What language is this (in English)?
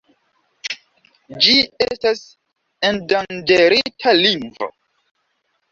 Esperanto